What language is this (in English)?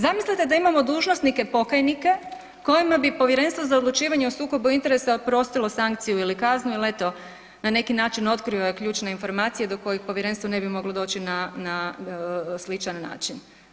Croatian